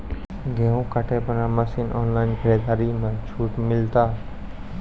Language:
Maithili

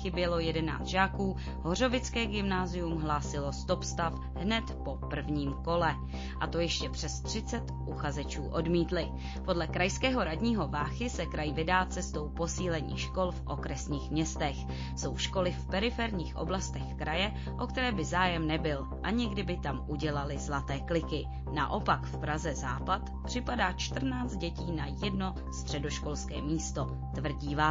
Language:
Czech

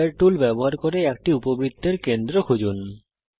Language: Bangla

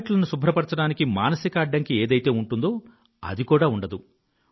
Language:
Telugu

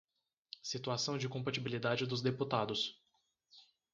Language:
Portuguese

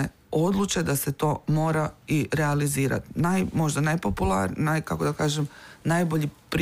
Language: Croatian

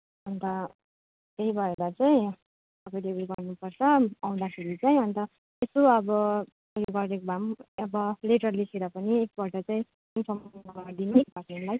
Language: Nepali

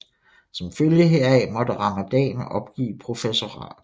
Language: Danish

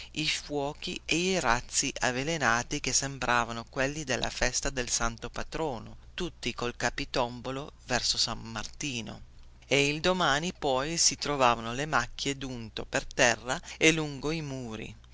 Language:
Italian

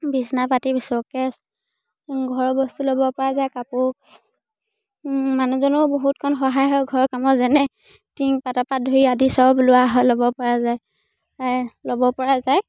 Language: Assamese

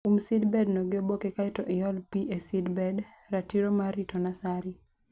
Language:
Luo (Kenya and Tanzania)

